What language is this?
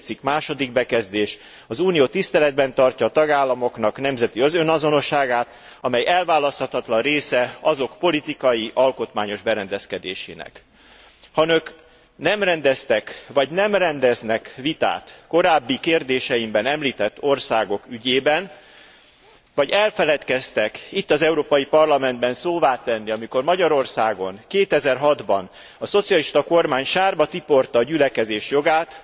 Hungarian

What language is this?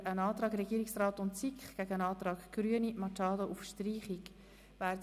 Swiss German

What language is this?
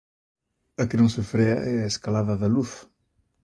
Galician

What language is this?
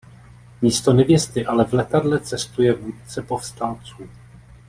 Czech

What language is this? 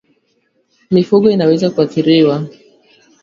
Swahili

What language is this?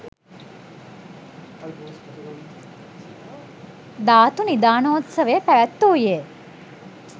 Sinhala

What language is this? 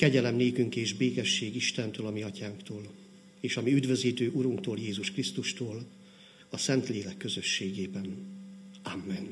Hungarian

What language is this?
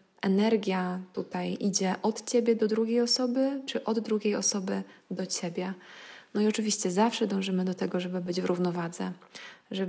Polish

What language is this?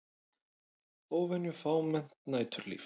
Icelandic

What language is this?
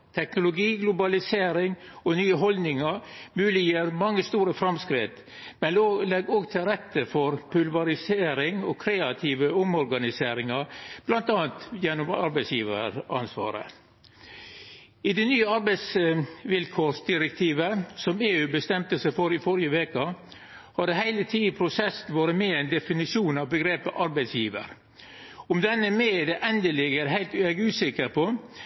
Norwegian Nynorsk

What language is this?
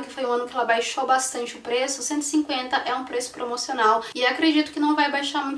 Portuguese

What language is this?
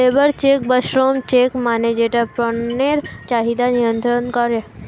Bangla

